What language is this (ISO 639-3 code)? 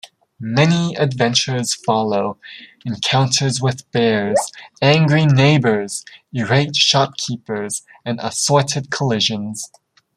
eng